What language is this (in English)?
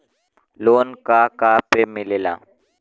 Bhojpuri